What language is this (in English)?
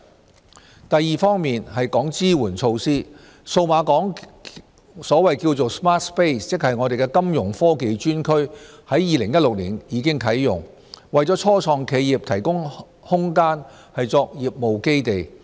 Cantonese